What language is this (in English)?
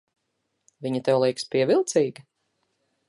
Latvian